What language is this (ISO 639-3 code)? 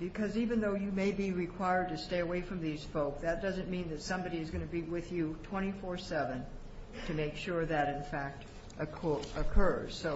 eng